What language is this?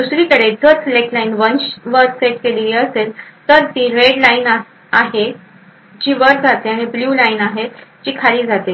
Marathi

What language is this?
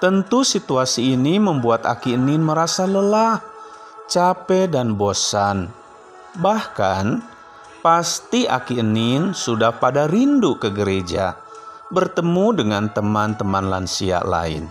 Indonesian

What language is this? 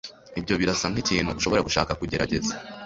Kinyarwanda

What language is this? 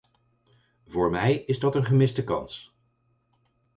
Dutch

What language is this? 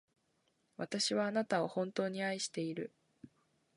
Japanese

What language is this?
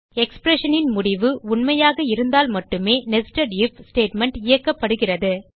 Tamil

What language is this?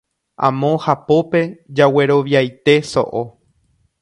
Guarani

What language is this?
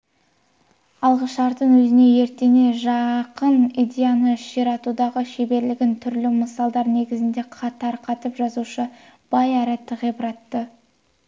Kazakh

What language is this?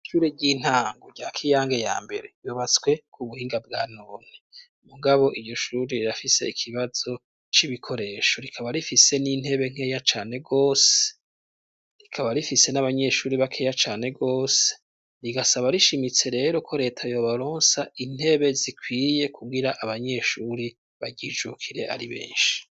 Rundi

